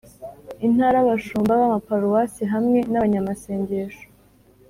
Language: Kinyarwanda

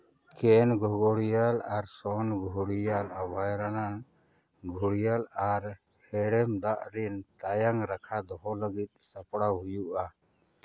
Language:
Santali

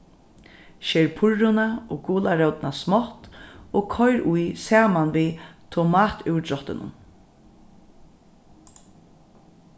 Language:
Faroese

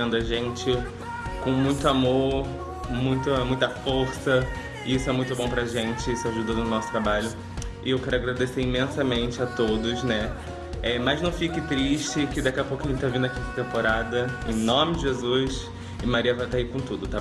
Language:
Portuguese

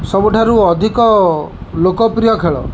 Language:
Odia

